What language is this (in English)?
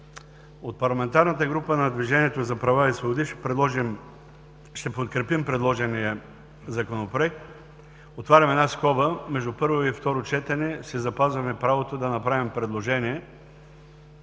Bulgarian